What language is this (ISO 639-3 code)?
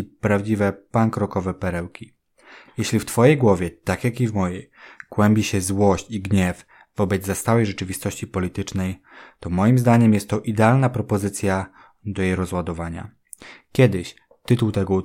pol